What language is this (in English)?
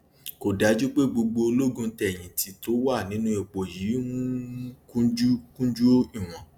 Yoruba